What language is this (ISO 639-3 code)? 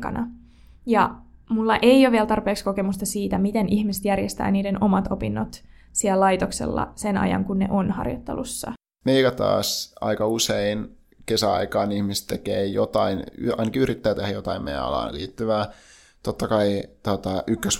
fin